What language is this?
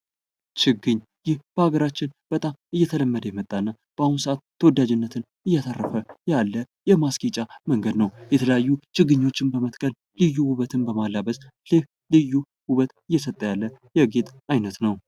Amharic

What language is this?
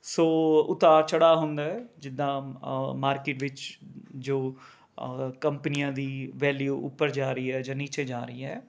Punjabi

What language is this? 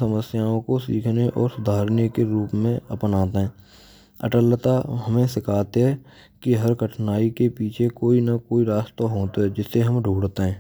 Braj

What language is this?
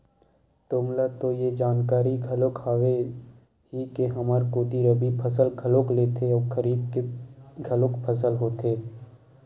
Chhattisgarhi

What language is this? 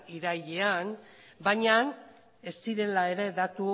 Basque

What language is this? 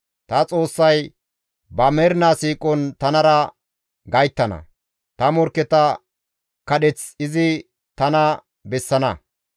Gamo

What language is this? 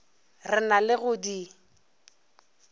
Northern Sotho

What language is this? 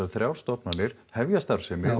Icelandic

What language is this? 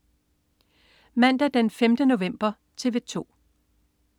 Danish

